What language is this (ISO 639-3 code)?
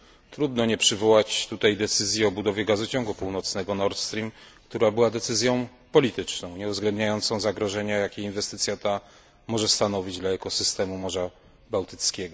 pol